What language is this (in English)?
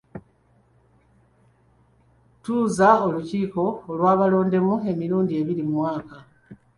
Ganda